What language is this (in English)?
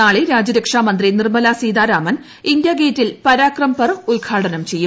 Malayalam